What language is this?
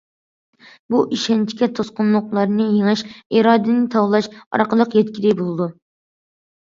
Uyghur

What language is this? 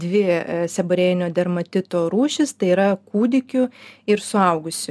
Lithuanian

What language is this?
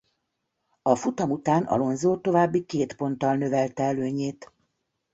Hungarian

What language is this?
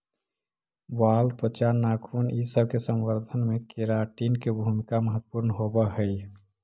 Magahi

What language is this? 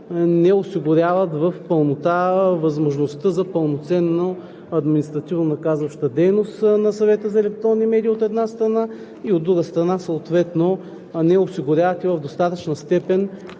Bulgarian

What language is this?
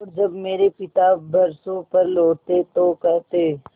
Hindi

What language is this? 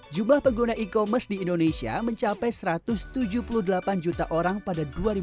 Indonesian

